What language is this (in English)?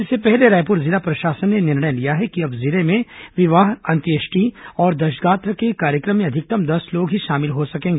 Hindi